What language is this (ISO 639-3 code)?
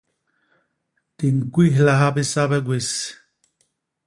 bas